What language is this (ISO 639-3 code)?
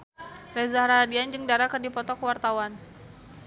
sun